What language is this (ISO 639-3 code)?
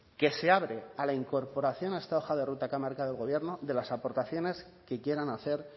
spa